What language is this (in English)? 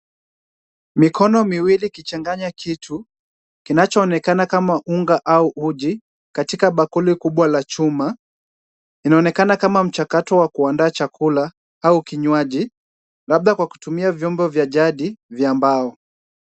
Swahili